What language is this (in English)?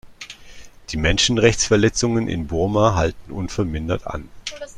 German